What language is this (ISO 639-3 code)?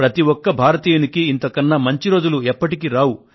tel